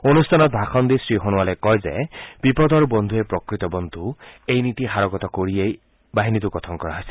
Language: Assamese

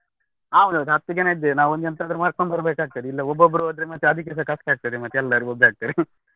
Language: Kannada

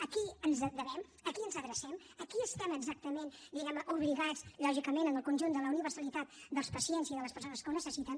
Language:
Catalan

